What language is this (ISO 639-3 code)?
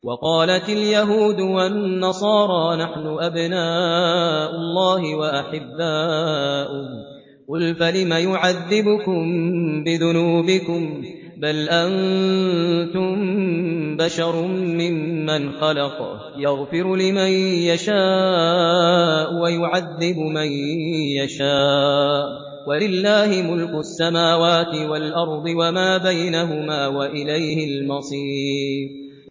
ara